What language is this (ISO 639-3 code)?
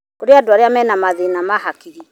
kik